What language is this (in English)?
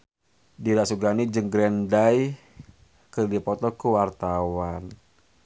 Sundanese